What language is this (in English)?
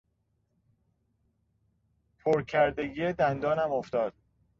Persian